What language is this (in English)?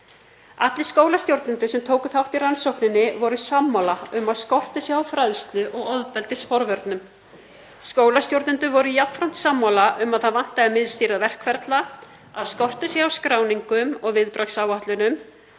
Icelandic